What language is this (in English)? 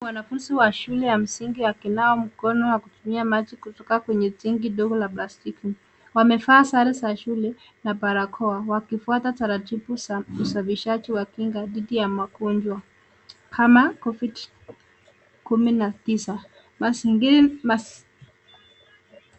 Swahili